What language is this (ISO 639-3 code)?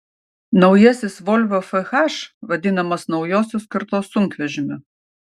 lit